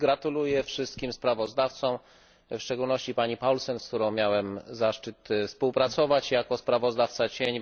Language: Polish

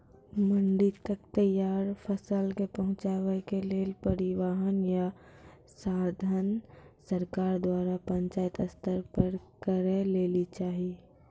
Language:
Maithili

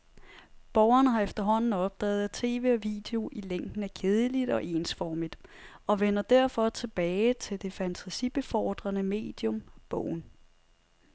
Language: Danish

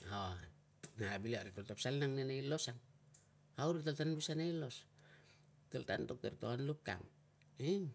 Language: Tungag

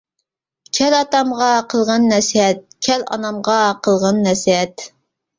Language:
Uyghur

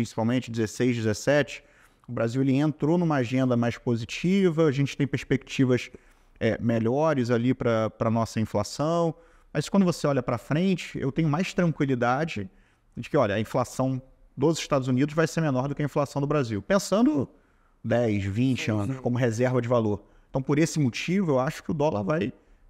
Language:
Portuguese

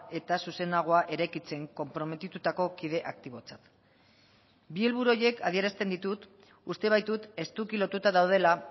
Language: Basque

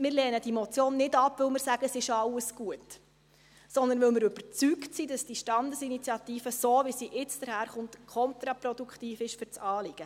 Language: Swiss German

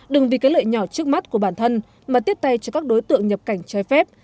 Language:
Vietnamese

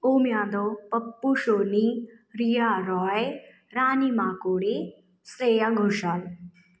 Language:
Hindi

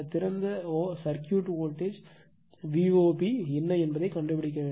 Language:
Tamil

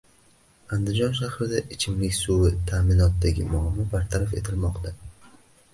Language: Uzbek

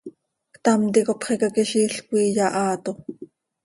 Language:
Seri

